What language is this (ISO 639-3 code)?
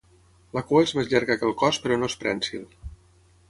cat